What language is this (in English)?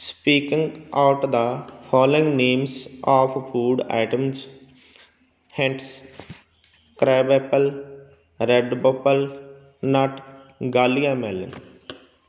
Punjabi